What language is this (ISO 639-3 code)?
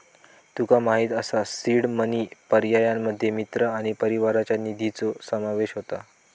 mar